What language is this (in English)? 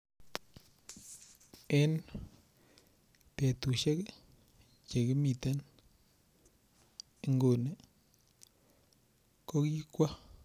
Kalenjin